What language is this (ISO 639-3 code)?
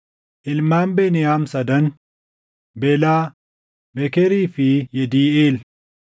orm